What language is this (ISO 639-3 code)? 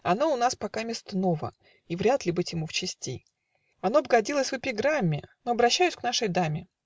rus